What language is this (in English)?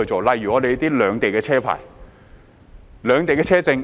Cantonese